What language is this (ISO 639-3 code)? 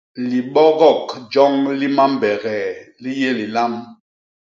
bas